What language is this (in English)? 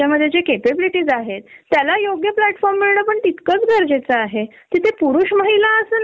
Marathi